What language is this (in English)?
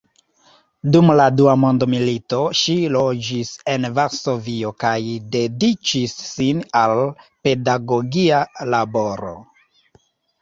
Esperanto